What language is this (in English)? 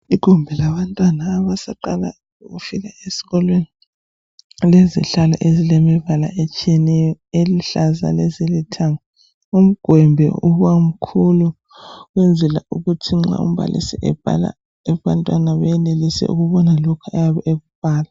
North Ndebele